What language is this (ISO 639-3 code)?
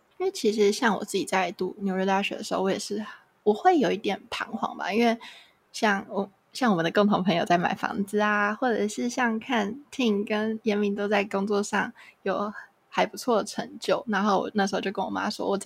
zho